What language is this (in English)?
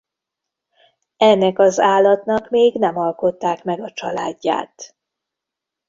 Hungarian